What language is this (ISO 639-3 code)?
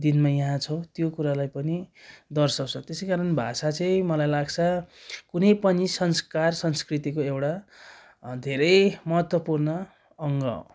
nep